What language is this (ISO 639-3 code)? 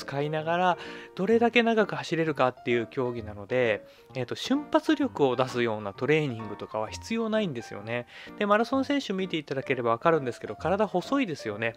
jpn